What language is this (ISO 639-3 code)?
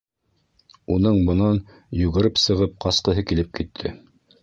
bak